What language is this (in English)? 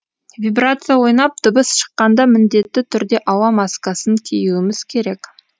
Kazakh